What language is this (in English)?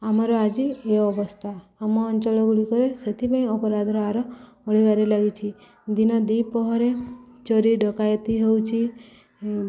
Odia